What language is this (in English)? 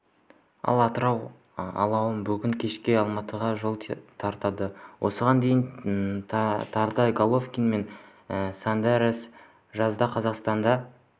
Kazakh